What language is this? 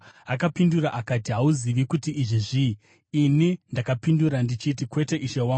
Shona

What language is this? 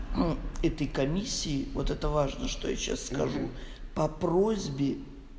Russian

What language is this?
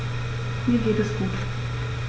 German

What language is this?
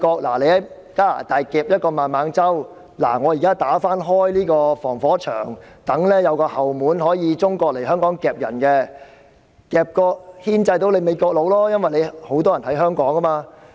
Cantonese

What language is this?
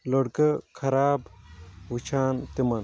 Kashmiri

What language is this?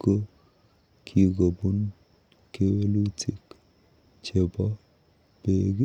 Kalenjin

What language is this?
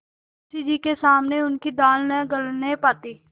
Hindi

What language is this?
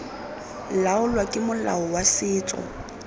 Tswana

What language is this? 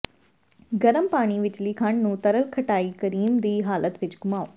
Punjabi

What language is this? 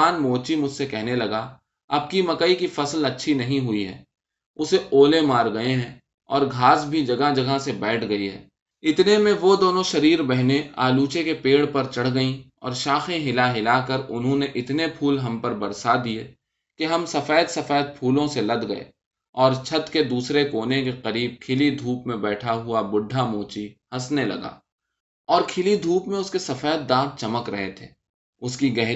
Urdu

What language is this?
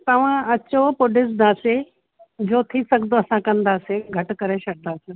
Sindhi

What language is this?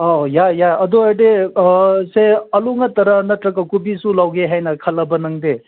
Manipuri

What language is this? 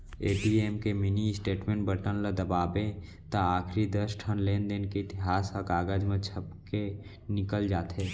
Chhattisgarhi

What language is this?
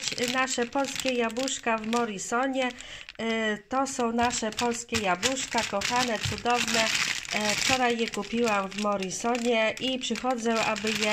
Polish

